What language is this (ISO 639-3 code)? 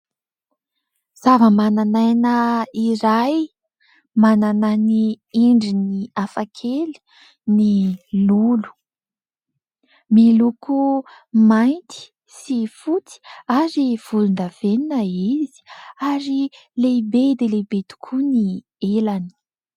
mlg